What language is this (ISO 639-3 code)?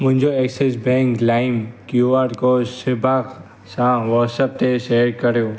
snd